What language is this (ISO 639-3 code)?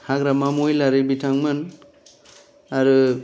brx